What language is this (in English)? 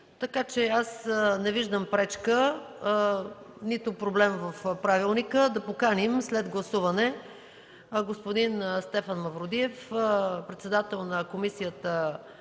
Bulgarian